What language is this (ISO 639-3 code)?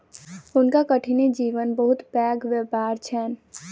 mai